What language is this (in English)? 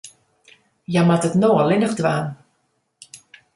Western Frisian